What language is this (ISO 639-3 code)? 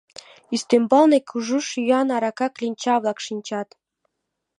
chm